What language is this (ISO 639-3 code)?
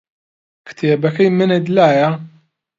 ckb